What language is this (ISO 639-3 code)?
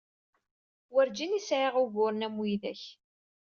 kab